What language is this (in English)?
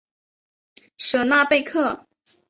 Chinese